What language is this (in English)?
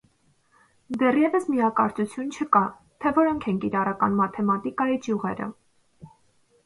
Armenian